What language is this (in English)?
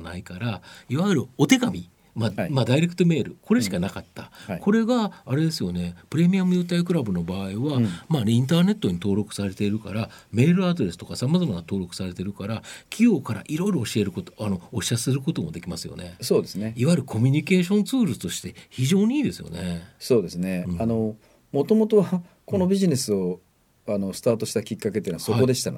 Japanese